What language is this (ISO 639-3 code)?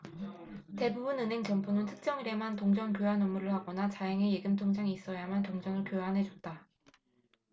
kor